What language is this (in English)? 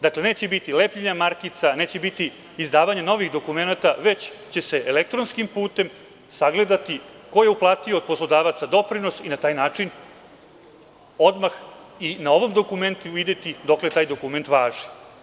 Serbian